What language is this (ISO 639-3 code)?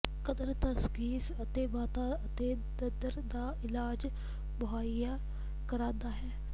pan